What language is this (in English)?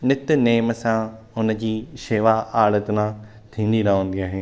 Sindhi